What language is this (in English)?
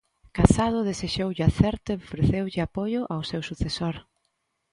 Galician